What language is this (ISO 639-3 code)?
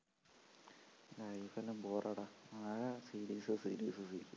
mal